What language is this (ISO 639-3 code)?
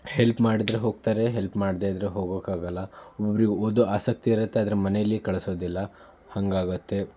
kan